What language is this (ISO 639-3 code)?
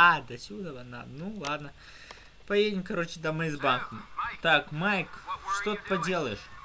rus